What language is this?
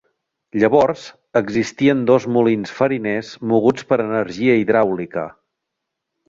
Catalan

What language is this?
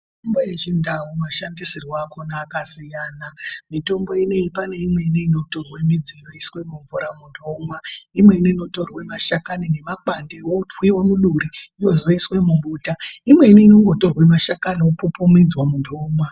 Ndau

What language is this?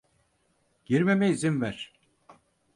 Turkish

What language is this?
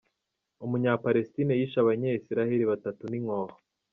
Kinyarwanda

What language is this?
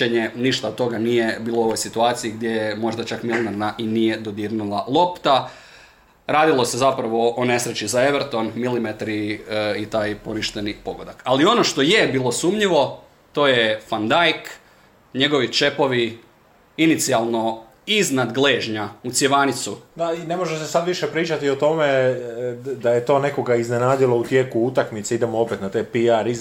Croatian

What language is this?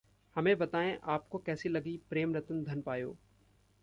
Hindi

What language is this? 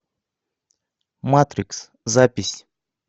Russian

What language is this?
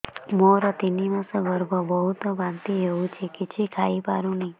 Odia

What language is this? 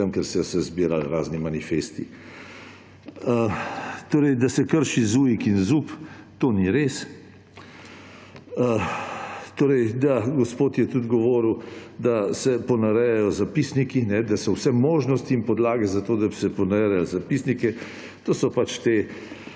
Slovenian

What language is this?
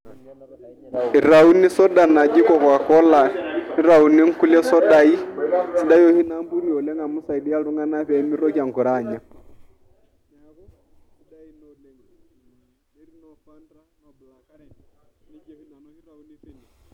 Masai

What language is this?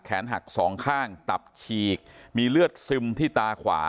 Thai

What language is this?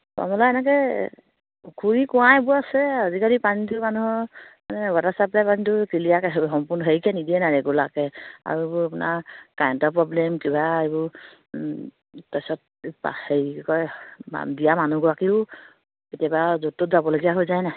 Assamese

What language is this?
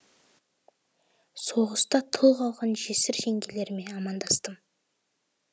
Kazakh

